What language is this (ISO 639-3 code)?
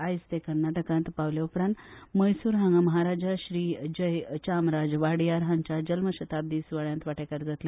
kok